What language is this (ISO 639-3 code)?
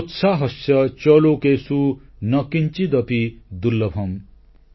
ori